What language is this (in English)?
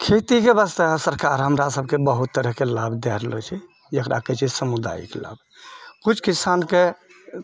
Maithili